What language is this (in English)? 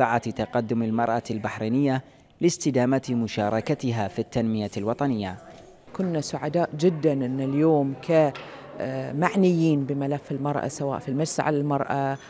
Arabic